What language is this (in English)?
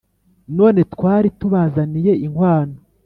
Kinyarwanda